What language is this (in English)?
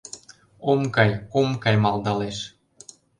Mari